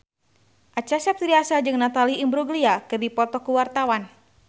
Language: Sundanese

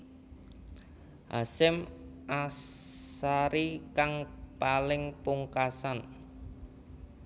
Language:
Javanese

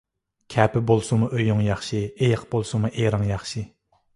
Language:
Uyghur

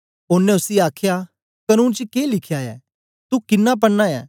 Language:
Dogri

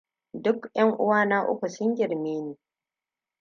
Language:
Hausa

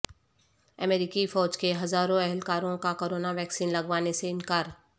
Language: Urdu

